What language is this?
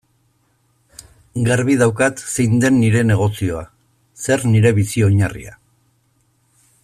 Basque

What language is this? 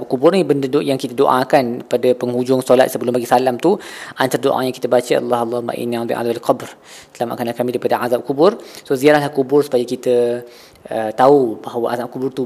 Malay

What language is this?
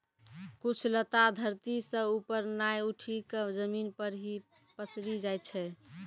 Maithili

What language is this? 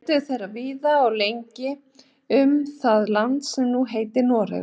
Icelandic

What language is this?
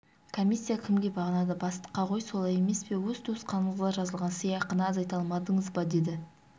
Kazakh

